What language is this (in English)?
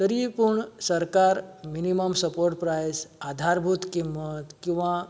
Konkani